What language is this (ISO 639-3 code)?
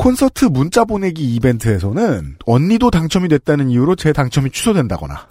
kor